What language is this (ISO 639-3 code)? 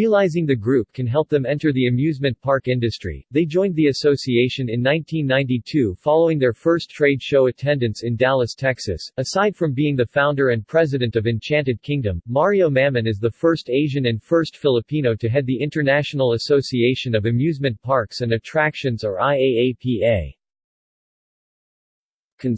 eng